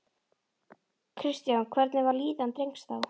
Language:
Icelandic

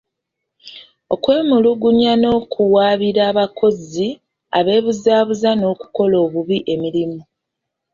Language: Ganda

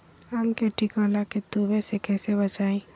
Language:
Magahi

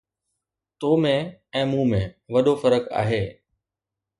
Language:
Sindhi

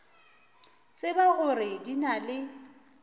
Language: Northern Sotho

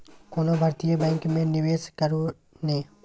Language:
Maithili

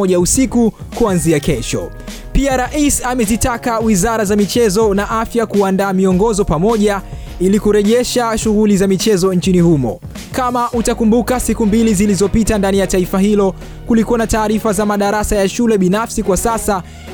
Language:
Swahili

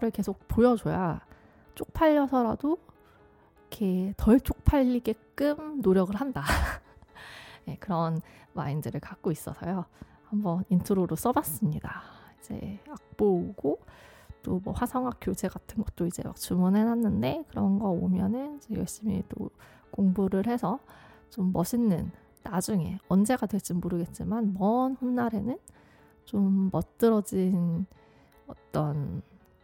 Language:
Korean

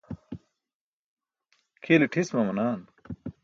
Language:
Burushaski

